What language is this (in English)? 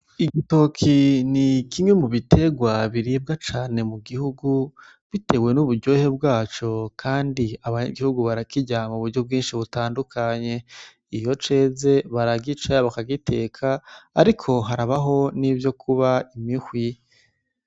Rundi